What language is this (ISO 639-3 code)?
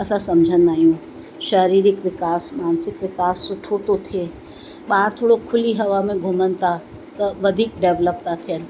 snd